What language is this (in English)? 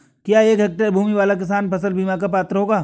Hindi